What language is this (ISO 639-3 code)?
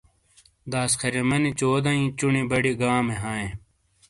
scl